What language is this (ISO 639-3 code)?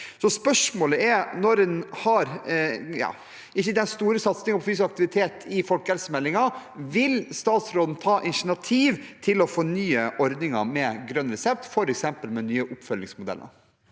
nor